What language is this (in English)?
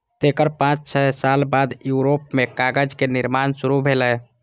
Maithili